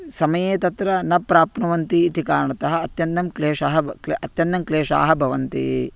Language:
Sanskrit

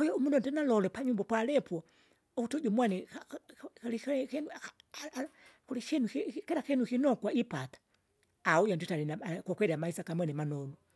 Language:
Kinga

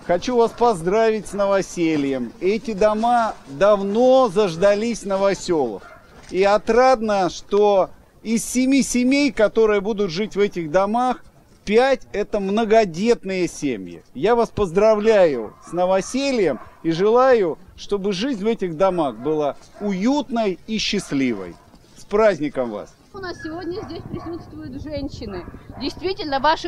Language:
Russian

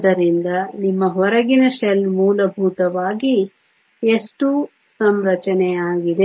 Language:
Kannada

